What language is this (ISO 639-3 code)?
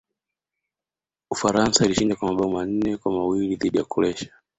swa